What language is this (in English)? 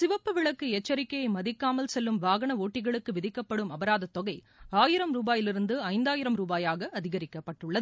Tamil